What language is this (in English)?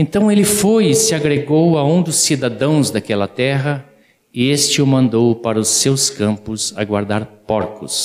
Portuguese